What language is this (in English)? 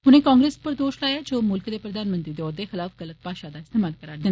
Dogri